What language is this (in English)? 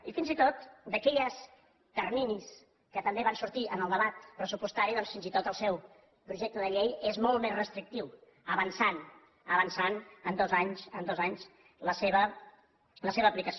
Catalan